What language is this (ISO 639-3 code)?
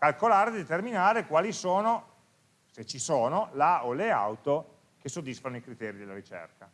ita